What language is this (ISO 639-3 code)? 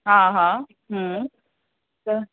snd